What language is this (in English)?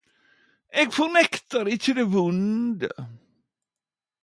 Norwegian Nynorsk